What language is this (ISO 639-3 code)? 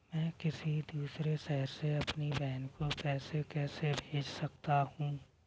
hin